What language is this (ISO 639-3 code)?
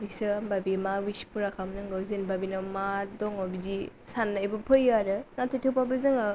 brx